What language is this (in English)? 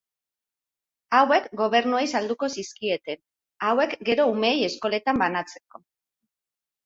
Basque